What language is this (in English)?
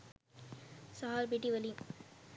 Sinhala